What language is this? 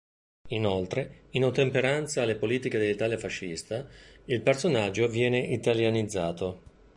Italian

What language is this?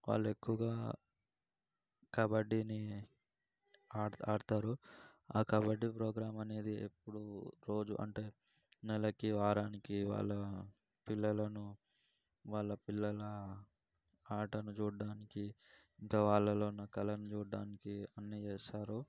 Telugu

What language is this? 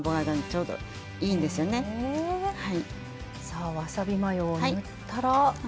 Japanese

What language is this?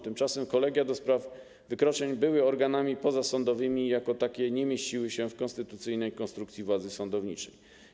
Polish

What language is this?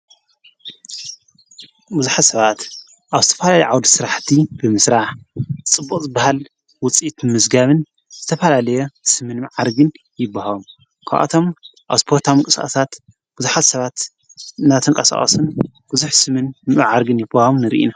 Tigrinya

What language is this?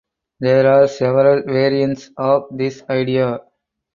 English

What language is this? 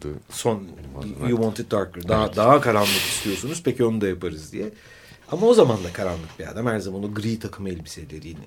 Turkish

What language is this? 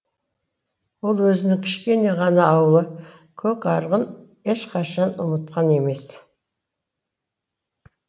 Kazakh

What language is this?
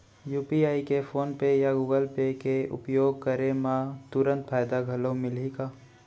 Chhattisgarhi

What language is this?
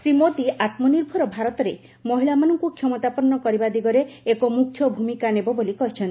Odia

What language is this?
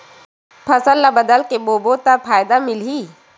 Chhattisgarhi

